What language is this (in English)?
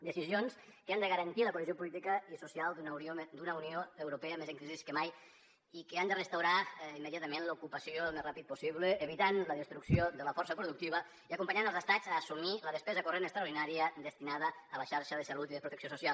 Catalan